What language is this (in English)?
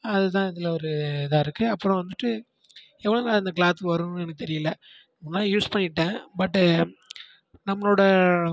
Tamil